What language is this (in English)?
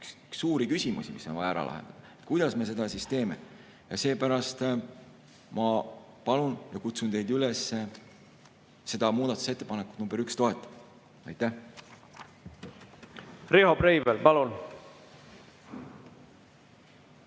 Estonian